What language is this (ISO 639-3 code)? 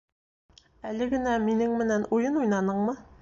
bak